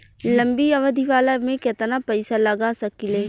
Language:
Bhojpuri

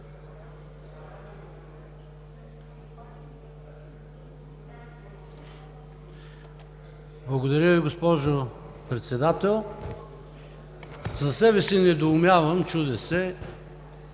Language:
Bulgarian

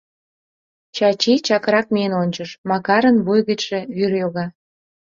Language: Mari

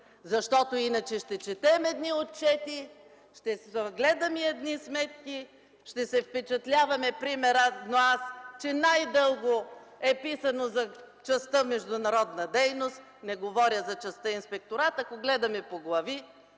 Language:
Bulgarian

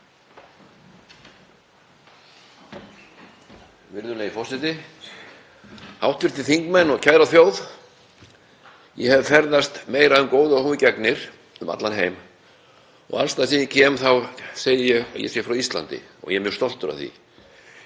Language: Icelandic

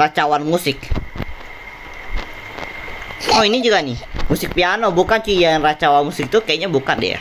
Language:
Indonesian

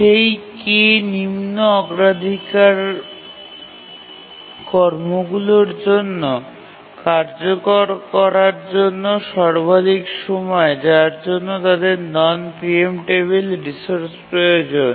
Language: Bangla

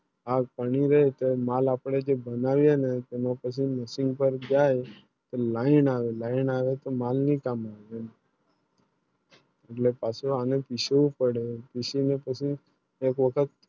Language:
Gujarati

